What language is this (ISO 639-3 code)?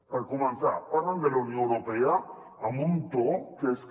cat